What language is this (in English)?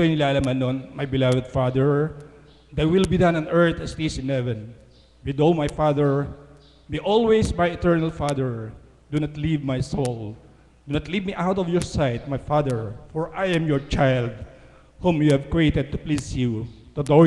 Filipino